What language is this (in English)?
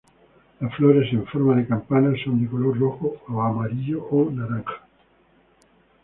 Spanish